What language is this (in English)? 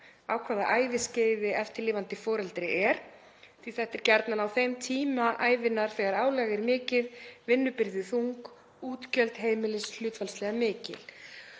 Icelandic